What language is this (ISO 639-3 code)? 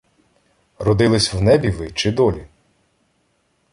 ukr